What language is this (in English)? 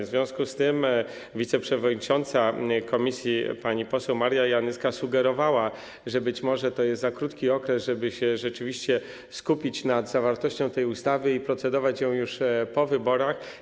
Polish